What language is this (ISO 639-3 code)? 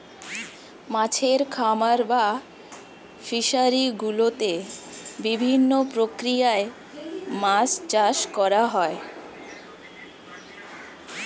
ben